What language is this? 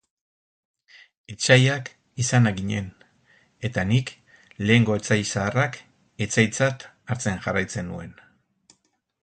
Basque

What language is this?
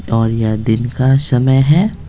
Hindi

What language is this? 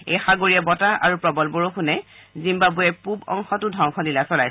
Assamese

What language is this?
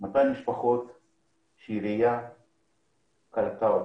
Hebrew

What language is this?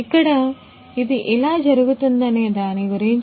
Telugu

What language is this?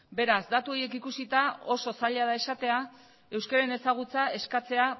Basque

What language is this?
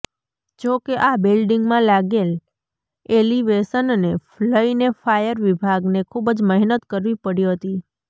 Gujarati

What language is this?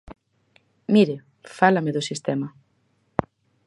Galician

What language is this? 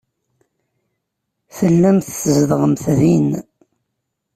Kabyle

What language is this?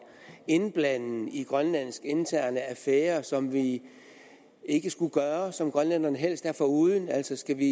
Danish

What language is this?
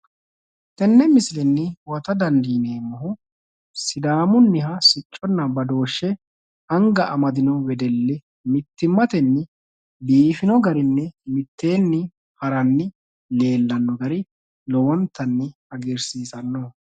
Sidamo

